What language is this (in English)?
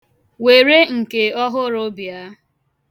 Igbo